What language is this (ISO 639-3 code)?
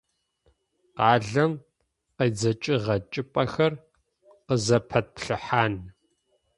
ady